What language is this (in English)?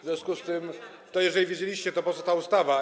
Polish